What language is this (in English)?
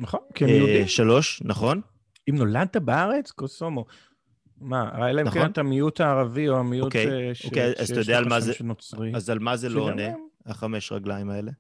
Hebrew